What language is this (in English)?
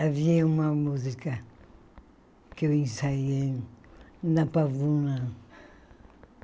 Portuguese